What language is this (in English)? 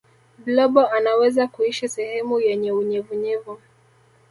Swahili